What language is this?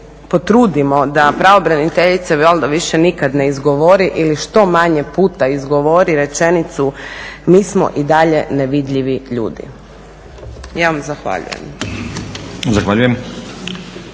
Croatian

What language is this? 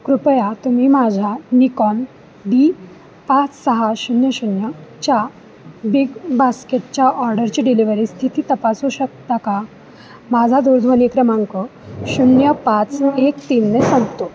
Marathi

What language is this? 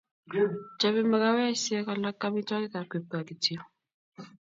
Kalenjin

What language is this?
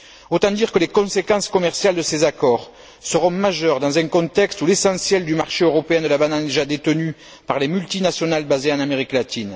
French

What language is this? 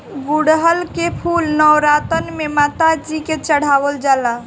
Bhojpuri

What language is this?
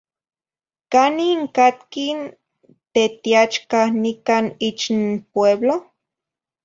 Zacatlán-Ahuacatlán-Tepetzintla Nahuatl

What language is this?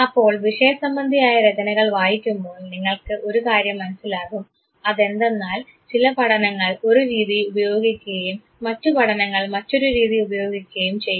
Malayalam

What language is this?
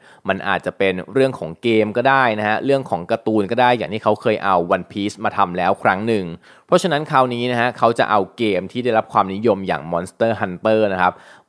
Thai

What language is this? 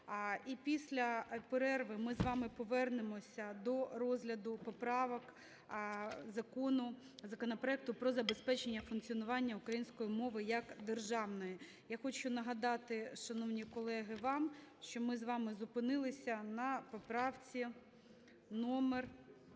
Ukrainian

